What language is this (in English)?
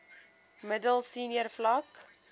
Afrikaans